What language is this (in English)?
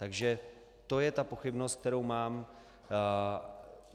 Czech